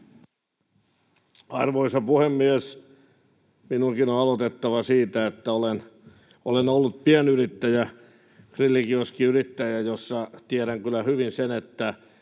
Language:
Finnish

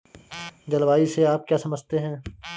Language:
Hindi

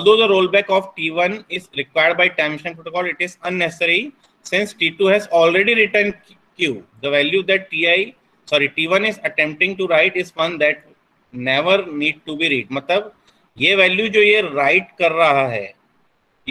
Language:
Hindi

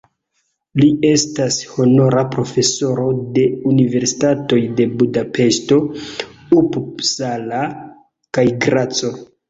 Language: Esperanto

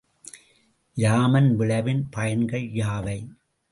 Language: Tamil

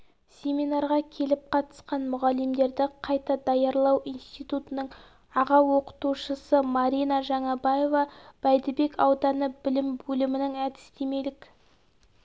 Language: Kazakh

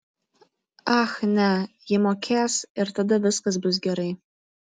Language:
Lithuanian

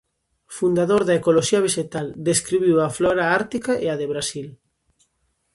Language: Galician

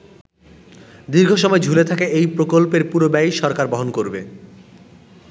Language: Bangla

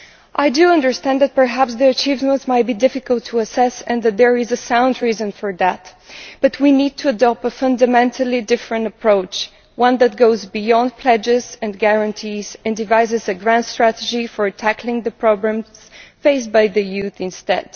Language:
English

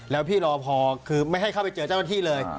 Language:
Thai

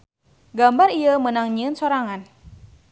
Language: Sundanese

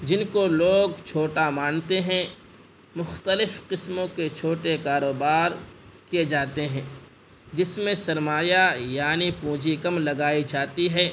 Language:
Urdu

